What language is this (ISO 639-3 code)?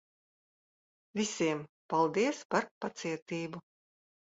lav